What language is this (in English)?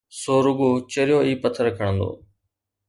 Sindhi